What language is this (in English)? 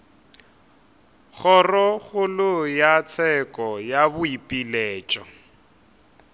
Northern Sotho